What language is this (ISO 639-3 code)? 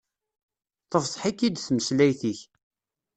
kab